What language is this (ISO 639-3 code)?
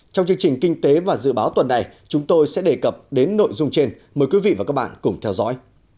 vie